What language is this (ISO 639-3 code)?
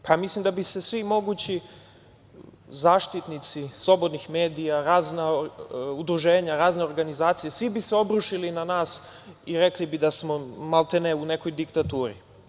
srp